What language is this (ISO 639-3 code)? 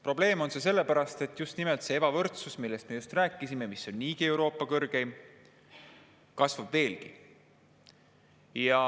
est